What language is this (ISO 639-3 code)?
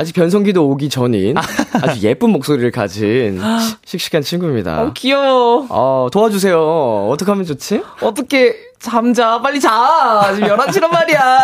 kor